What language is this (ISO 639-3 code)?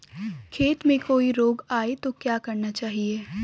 hin